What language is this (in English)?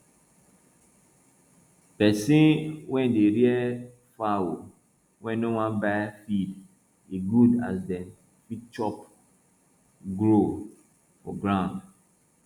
Nigerian Pidgin